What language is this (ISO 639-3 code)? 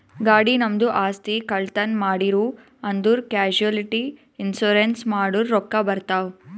kan